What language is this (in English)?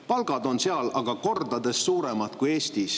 Estonian